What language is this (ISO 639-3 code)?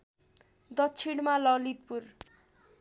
nep